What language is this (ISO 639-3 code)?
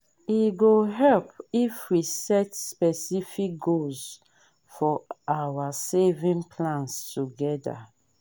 pcm